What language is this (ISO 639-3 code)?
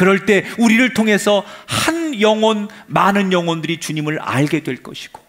kor